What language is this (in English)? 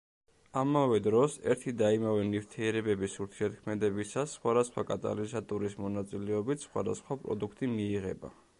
Georgian